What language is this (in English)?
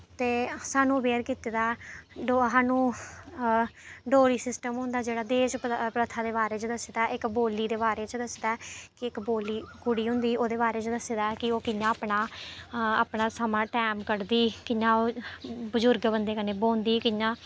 Dogri